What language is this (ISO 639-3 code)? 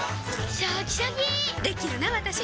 jpn